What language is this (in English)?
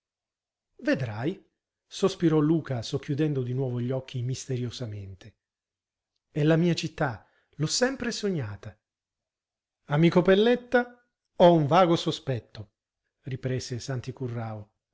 Italian